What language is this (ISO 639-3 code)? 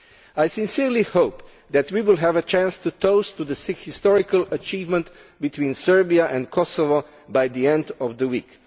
eng